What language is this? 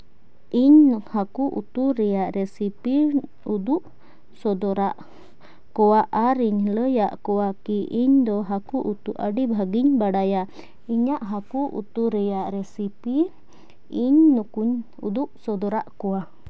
Santali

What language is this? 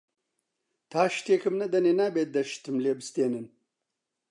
Central Kurdish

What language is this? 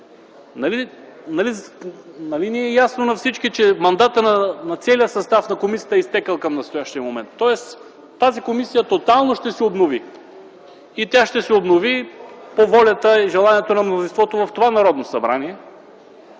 Bulgarian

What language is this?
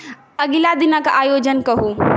Maithili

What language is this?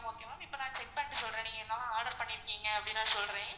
Tamil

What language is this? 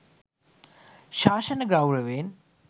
Sinhala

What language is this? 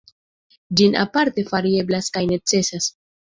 Esperanto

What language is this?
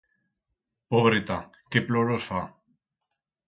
Aragonese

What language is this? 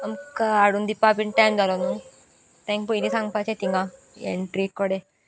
Konkani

